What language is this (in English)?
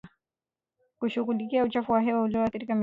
Swahili